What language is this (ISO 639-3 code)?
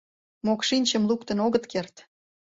chm